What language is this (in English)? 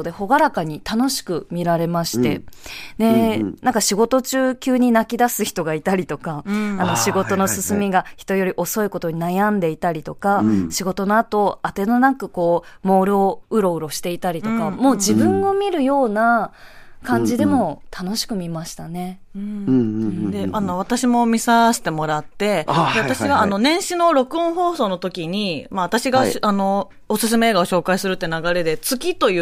Japanese